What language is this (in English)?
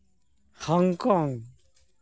Santali